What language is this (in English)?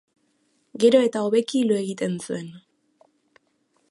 Basque